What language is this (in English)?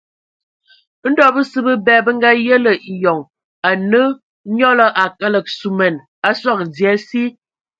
Ewondo